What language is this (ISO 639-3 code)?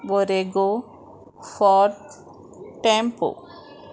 kok